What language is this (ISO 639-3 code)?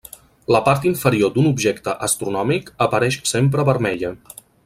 cat